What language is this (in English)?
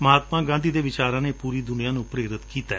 Punjabi